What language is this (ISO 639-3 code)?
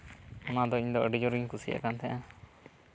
sat